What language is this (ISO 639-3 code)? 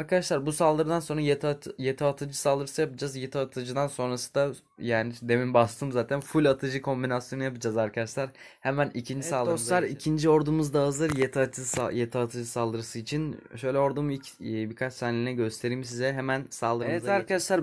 tur